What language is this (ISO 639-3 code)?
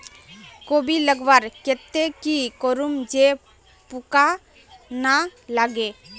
mag